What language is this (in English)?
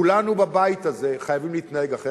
Hebrew